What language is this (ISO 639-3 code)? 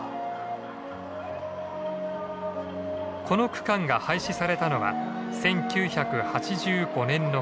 jpn